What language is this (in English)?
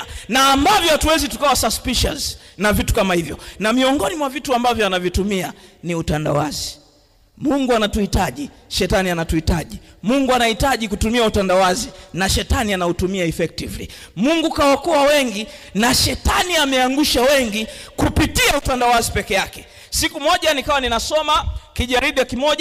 Swahili